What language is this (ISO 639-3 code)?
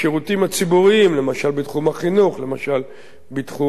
heb